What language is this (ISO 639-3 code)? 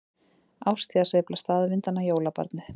isl